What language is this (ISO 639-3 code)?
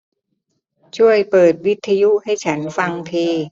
tha